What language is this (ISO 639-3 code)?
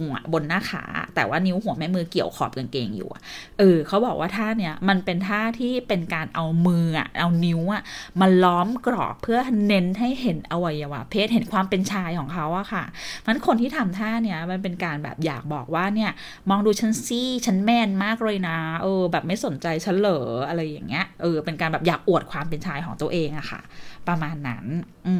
tha